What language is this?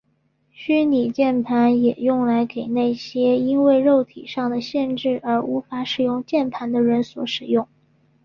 Chinese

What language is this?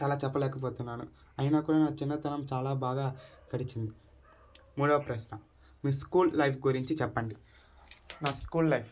Telugu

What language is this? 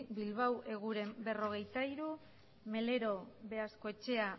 Basque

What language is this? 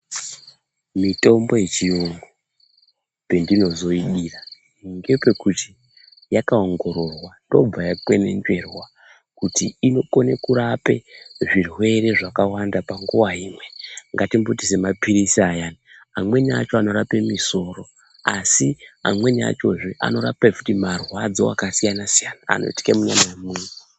Ndau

